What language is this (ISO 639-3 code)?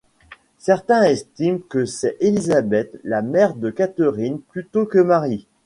fra